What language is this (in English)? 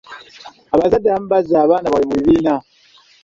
Ganda